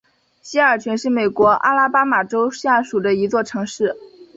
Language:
Chinese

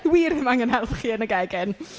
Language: Welsh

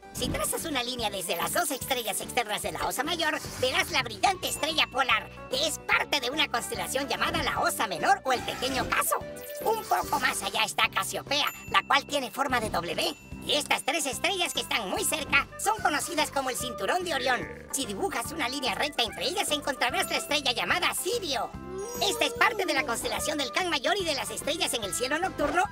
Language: Spanish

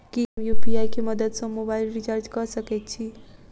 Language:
Maithili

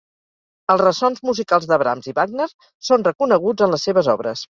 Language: Catalan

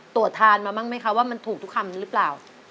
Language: Thai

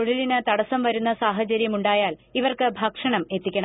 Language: Malayalam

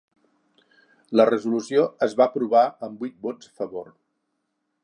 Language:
Catalan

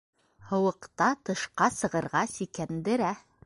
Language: Bashkir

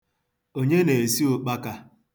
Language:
Igbo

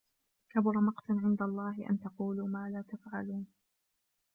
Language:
Arabic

